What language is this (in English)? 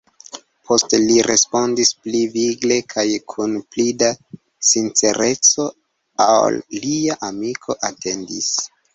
Esperanto